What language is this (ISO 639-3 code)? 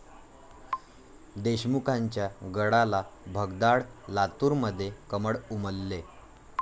mar